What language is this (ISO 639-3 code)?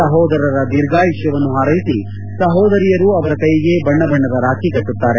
kan